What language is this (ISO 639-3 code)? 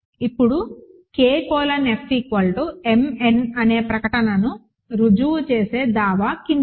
tel